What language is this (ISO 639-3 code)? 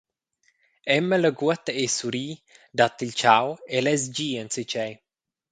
roh